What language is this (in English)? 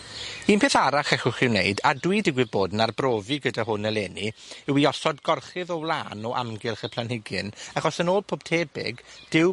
Welsh